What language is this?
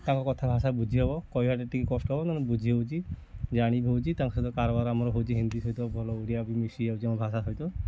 Odia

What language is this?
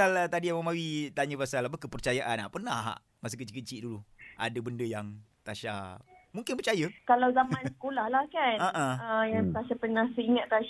Malay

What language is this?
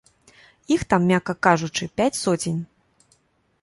Belarusian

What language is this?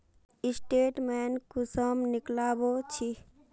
Magahi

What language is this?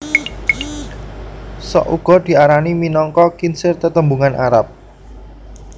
Javanese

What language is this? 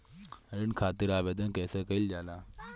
Bhojpuri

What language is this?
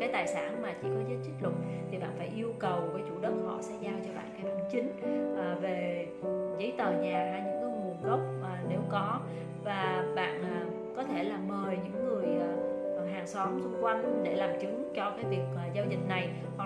Vietnamese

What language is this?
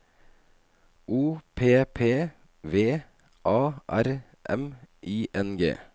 Norwegian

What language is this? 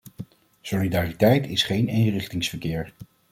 Dutch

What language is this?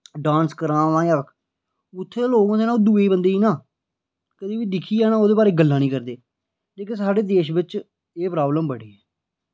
Dogri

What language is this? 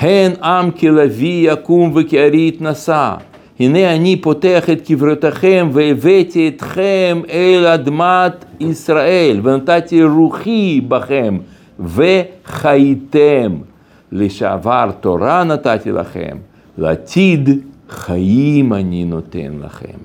Hebrew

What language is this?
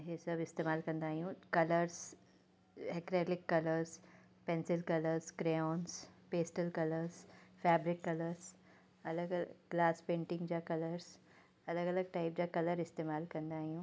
Sindhi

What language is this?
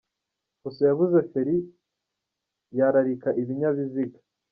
Kinyarwanda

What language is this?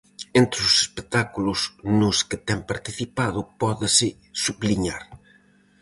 Galician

